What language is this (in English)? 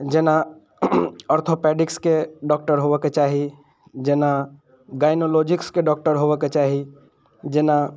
Maithili